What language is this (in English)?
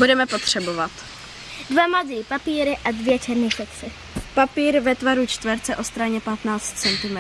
Czech